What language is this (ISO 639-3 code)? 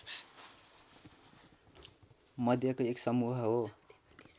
nep